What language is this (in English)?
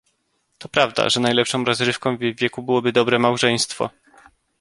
Polish